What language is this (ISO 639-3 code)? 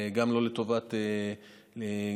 heb